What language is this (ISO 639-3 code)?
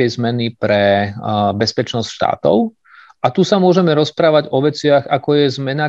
slk